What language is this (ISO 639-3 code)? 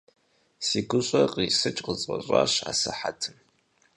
kbd